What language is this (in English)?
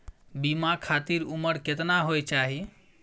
Maithili